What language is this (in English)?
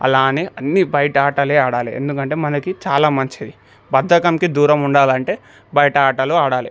Telugu